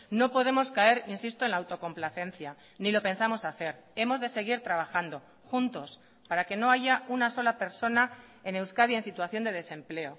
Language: Spanish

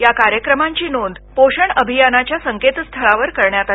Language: Marathi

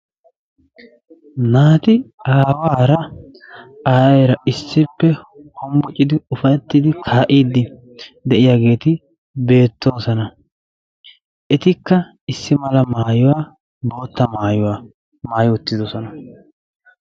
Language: Wolaytta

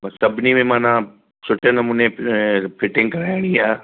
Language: Sindhi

